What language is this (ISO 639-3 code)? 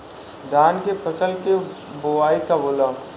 bho